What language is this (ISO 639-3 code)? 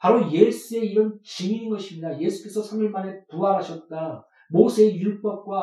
kor